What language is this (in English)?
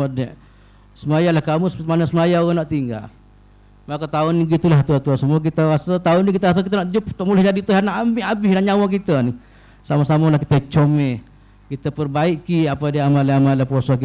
Malay